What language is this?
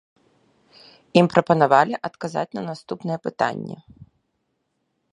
Belarusian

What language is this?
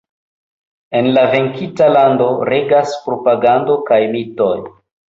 Esperanto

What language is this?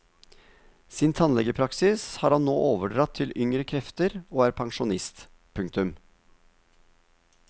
Norwegian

